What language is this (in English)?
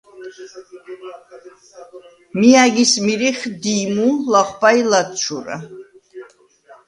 Svan